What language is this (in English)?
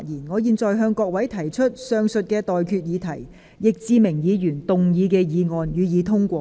Cantonese